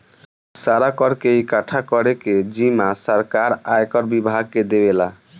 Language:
Bhojpuri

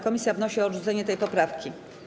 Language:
Polish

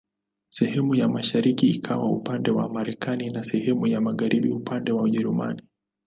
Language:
Swahili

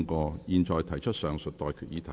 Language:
Cantonese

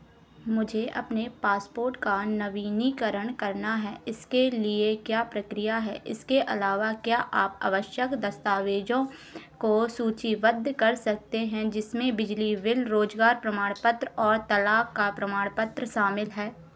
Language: Hindi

